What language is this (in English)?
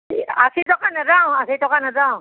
Assamese